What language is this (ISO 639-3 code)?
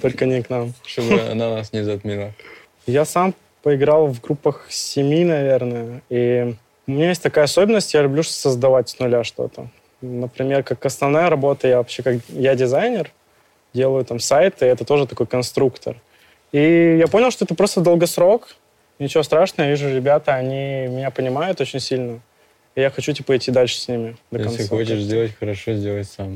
rus